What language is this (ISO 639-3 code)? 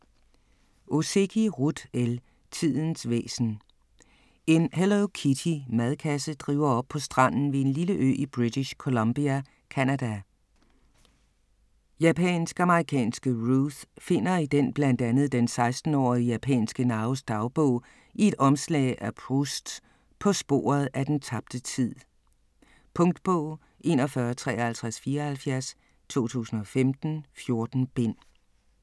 dan